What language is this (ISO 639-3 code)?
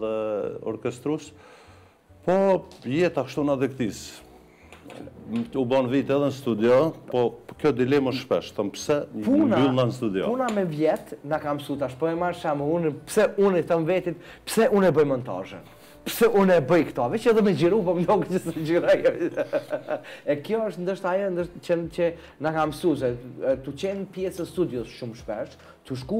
ron